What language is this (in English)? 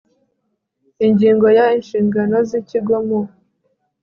Kinyarwanda